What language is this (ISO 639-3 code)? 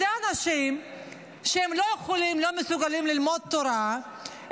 heb